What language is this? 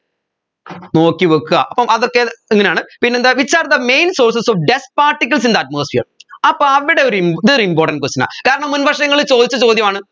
Malayalam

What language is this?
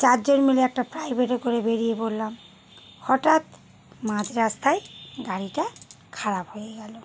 Bangla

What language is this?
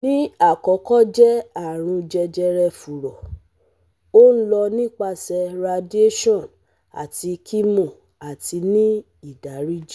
Yoruba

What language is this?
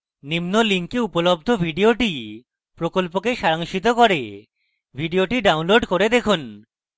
Bangla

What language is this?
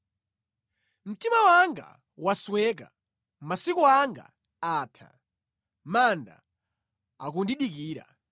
Nyanja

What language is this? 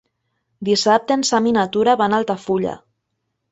Catalan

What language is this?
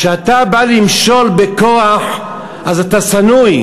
Hebrew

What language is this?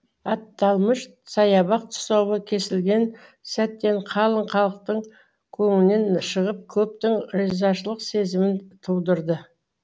Kazakh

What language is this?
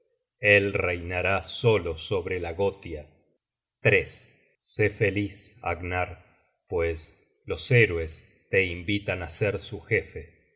Spanish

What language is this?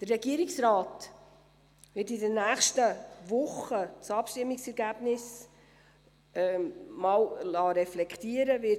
Swiss German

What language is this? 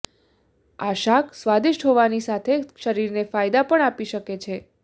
Gujarati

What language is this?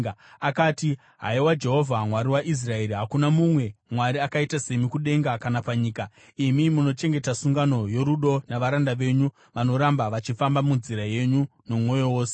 Shona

